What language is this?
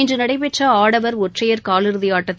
Tamil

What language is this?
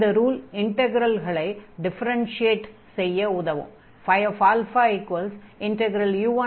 Tamil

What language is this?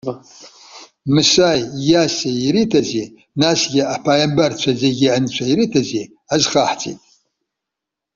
Abkhazian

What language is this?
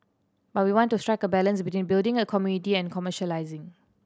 English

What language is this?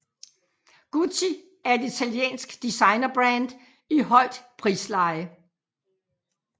Danish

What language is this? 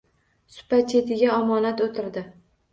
Uzbek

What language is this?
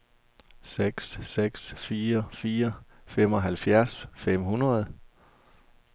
Danish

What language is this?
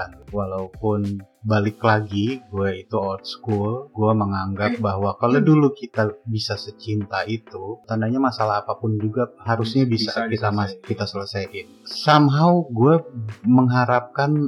Indonesian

